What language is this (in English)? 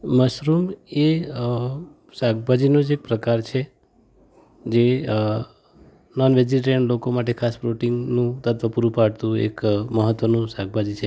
Gujarati